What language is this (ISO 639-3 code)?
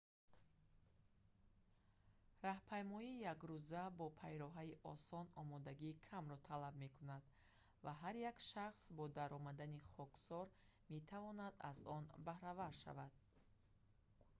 tgk